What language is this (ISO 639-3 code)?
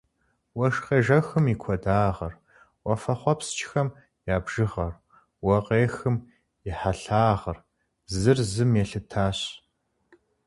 kbd